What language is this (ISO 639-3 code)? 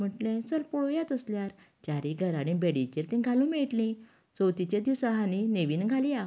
kok